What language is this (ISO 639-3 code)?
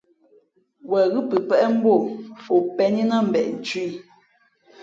fmp